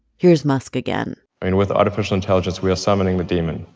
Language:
English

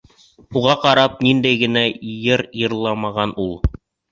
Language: Bashkir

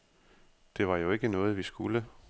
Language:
Danish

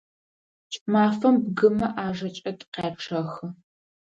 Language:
Adyghe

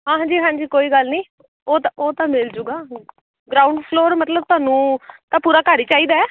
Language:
Punjabi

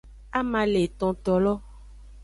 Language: Aja (Benin)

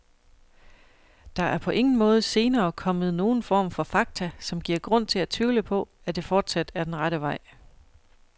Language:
Danish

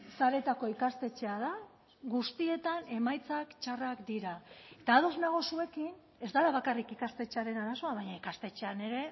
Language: Basque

